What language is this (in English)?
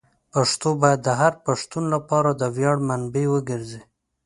Pashto